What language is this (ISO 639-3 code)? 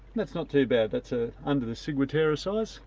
eng